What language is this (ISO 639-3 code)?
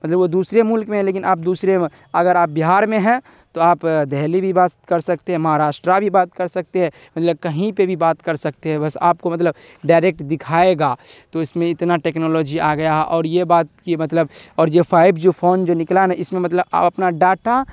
urd